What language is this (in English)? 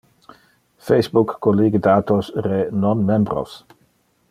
Interlingua